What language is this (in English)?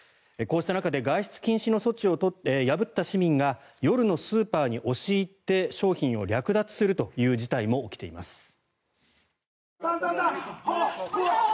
Japanese